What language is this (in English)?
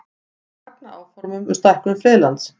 Icelandic